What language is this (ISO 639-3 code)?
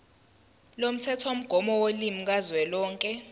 zul